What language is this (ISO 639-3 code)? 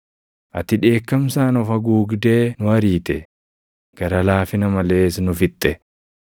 orm